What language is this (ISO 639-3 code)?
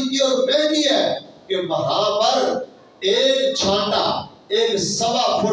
urd